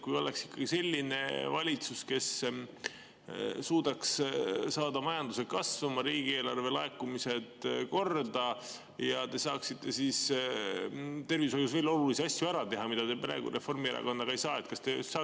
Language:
Estonian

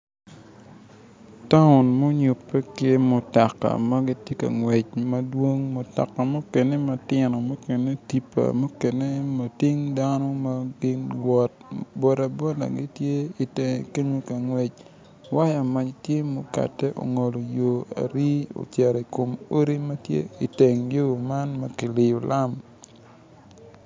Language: Acoli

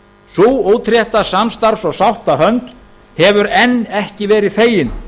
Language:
Icelandic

